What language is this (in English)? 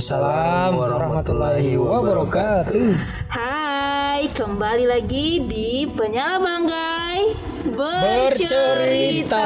Indonesian